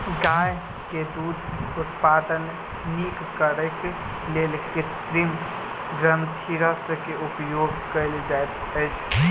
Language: Maithili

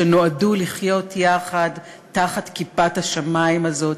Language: Hebrew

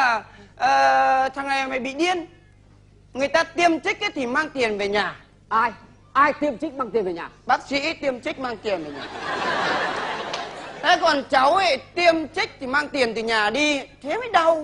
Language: Vietnamese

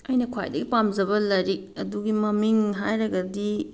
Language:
Manipuri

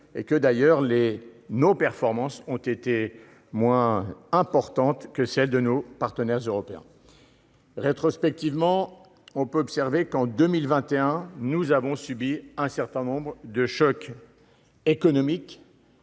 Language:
French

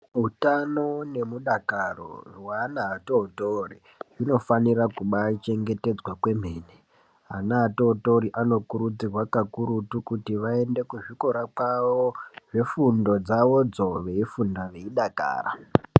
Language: Ndau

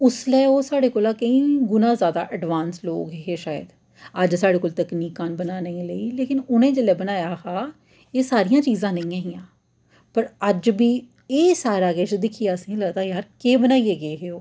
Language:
Dogri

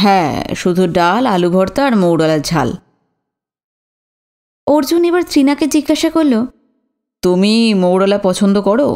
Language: Bangla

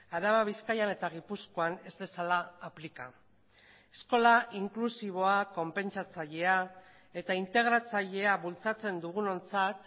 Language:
Basque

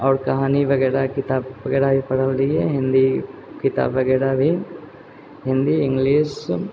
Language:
Maithili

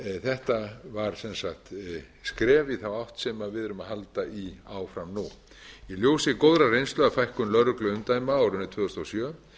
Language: Icelandic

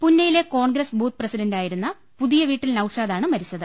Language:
Malayalam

